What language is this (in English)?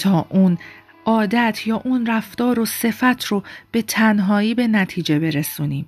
Persian